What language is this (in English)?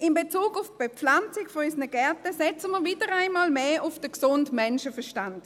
Swiss German